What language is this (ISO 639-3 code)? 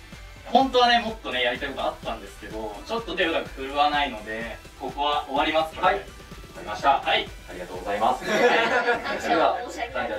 jpn